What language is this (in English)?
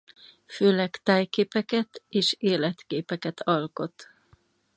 Hungarian